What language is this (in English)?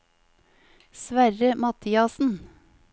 Norwegian